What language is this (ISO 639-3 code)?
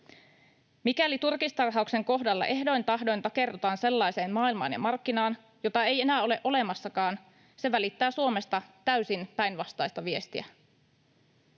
fin